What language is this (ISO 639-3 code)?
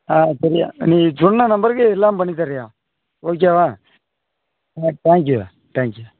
tam